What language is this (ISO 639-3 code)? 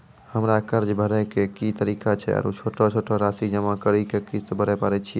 mai